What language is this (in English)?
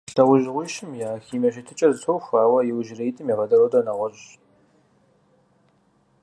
Kabardian